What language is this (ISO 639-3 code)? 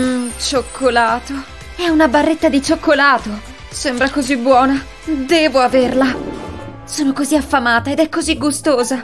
ita